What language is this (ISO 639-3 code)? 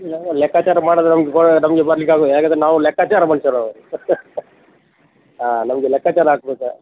kan